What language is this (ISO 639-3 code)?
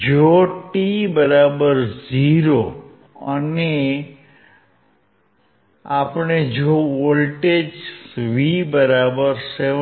guj